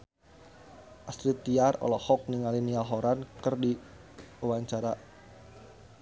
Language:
Sundanese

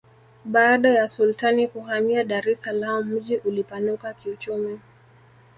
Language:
Swahili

